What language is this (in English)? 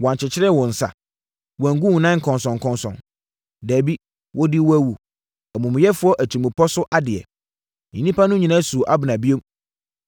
Akan